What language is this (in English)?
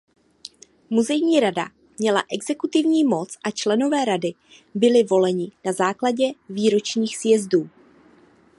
Czech